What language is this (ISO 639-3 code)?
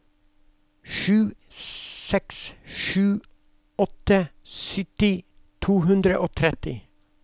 nor